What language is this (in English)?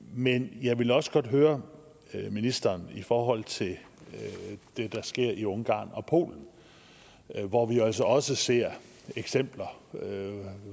Danish